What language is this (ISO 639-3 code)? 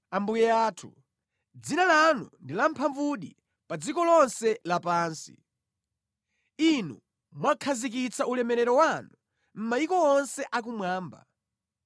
nya